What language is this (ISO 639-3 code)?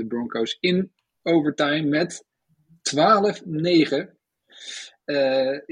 nld